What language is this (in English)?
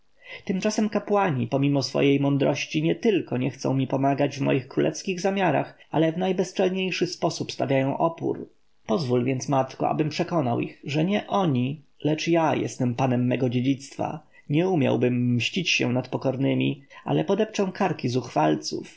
Polish